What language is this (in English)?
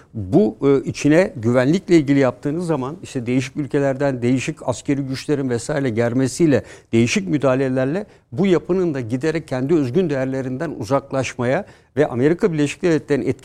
Turkish